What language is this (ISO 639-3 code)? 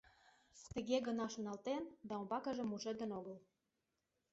chm